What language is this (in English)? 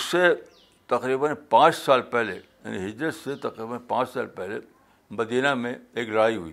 Urdu